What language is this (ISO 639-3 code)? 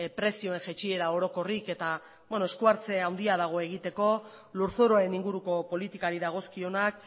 eus